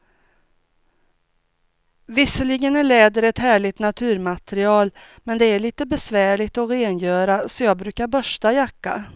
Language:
Swedish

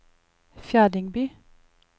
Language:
Norwegian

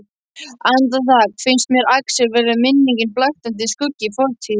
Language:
Icelandic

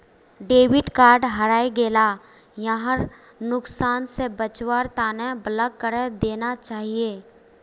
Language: Magahi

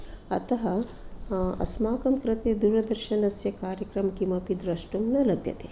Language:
Sanskrit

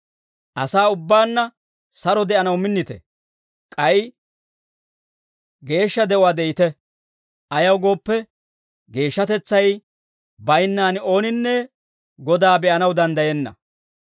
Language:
Dawro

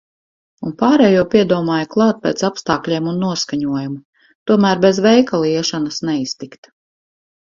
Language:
Latvian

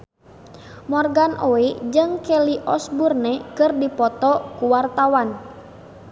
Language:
Sundanese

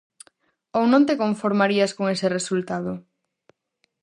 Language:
Galician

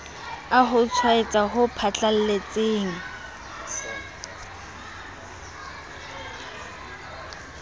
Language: Southern Sotho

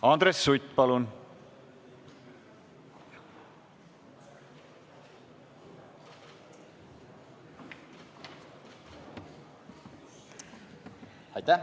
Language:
Estonian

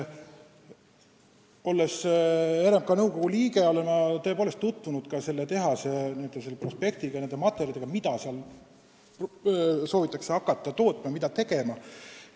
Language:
Estonian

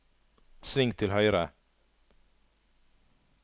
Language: Norwegian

